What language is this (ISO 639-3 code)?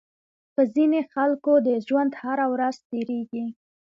pus